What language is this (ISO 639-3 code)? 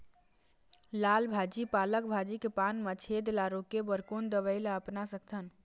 hne